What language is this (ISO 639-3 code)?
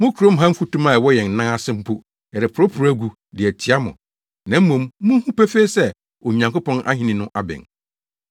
aka